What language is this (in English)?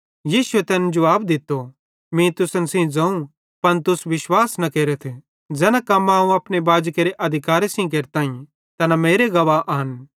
Bhadrawahi